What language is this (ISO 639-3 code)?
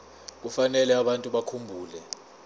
zul